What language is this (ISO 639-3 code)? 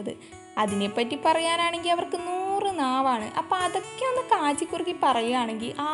mal